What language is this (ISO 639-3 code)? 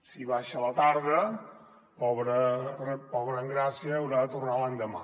cat